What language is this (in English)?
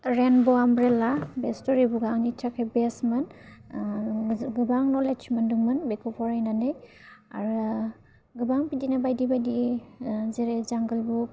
Bodo